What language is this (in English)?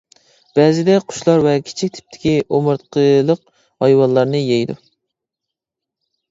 Uyghur